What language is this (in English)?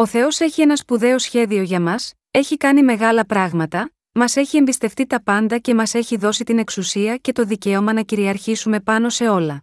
Greek